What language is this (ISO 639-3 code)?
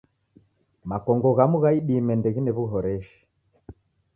dav